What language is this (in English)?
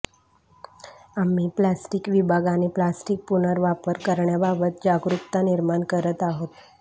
Marathi